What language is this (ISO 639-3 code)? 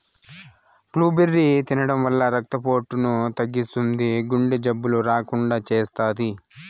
tel